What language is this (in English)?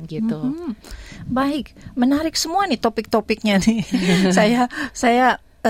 Indonesian